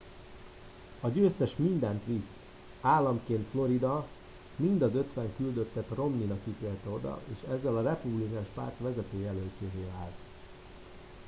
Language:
Hungarian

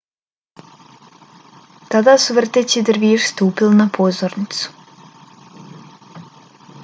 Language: Bosnian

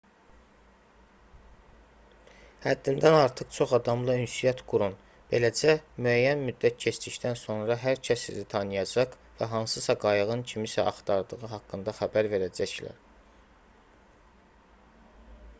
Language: Azerbaijani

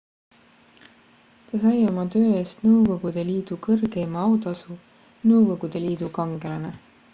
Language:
Estonian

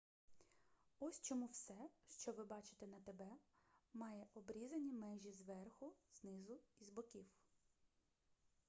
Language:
Ukrainian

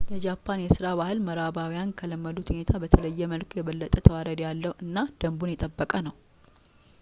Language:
Amharic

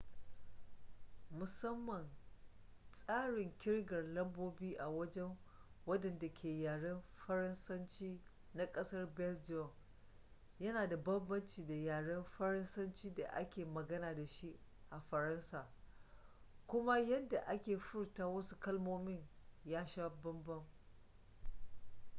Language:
Hausa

